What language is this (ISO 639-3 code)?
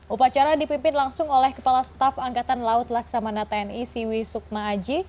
ind